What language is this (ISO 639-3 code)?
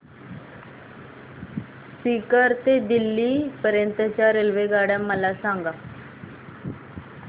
mar